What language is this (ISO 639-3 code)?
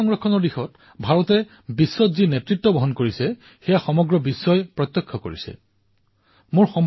asm